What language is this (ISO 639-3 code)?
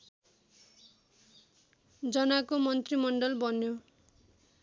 nep